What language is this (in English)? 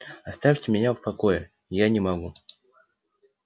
Russian